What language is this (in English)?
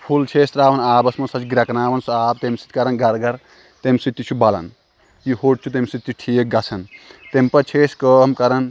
Kashmiri